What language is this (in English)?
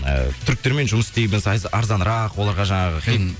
Kazakh